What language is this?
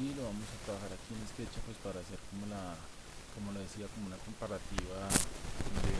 Spanish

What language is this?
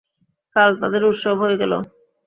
Bangla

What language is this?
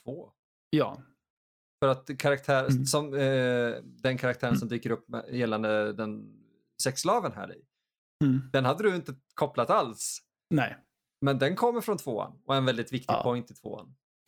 Swedish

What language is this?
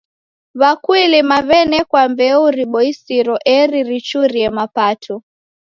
Taita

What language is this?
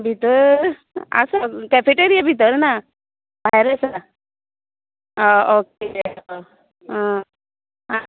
Konkani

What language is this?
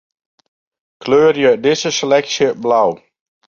Western Frisian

